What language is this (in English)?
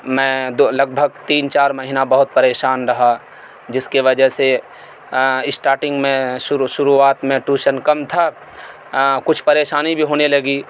Urdu